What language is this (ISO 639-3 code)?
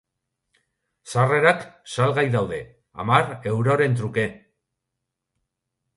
eus